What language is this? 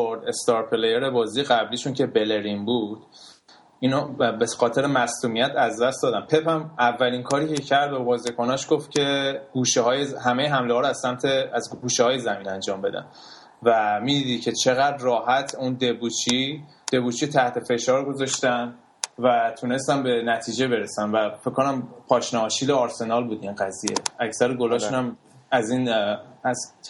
Persian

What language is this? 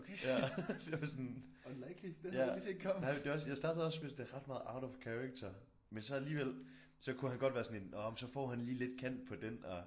Danish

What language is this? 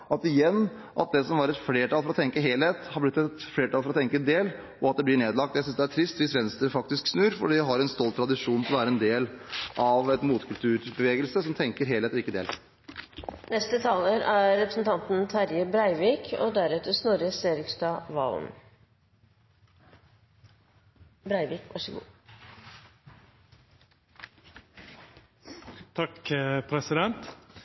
Norwegian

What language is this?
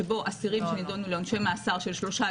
Hebrew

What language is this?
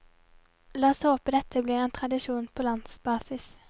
Norwegian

